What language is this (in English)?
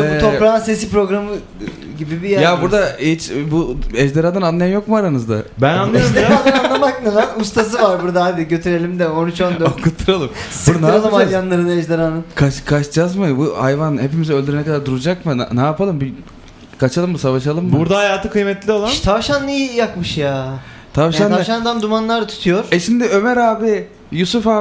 Turkish